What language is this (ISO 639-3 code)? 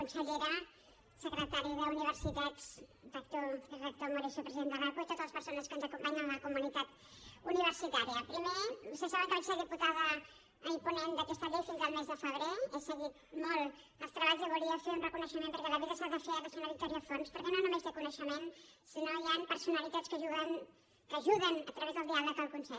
cat